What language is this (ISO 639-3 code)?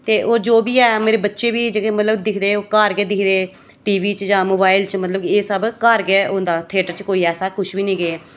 doi